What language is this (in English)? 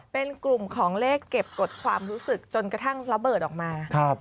Thai